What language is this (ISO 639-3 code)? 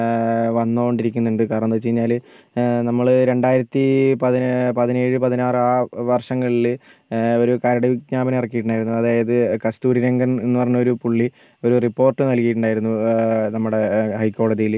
mal